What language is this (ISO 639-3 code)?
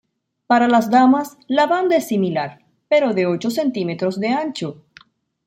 spa